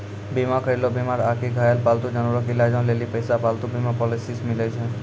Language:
Maithili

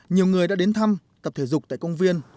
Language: Vietnamese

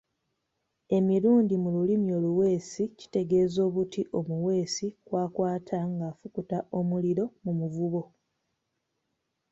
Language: Ganda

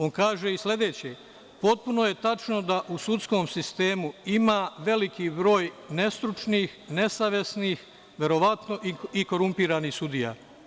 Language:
Serbian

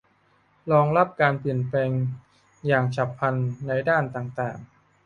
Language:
Thai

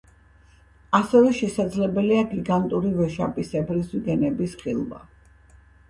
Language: Georgian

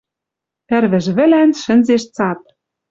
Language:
Western Mari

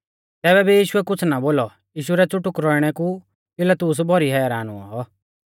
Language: Mahasu Pahari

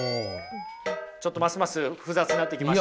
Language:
Japanese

